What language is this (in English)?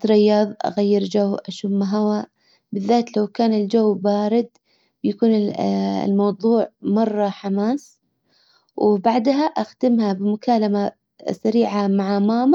Hijazi Arabic